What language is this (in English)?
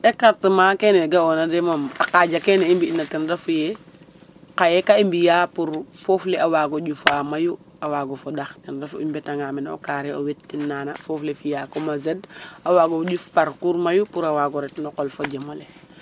Serer